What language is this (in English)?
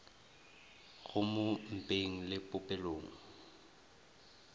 Northern Sotho